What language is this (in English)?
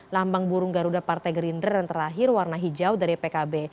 Indonesian